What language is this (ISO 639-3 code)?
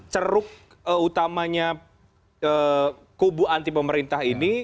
ind